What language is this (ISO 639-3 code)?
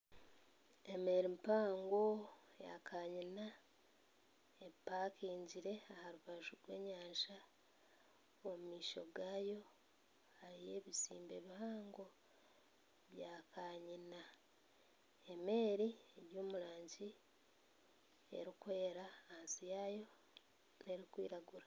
nyn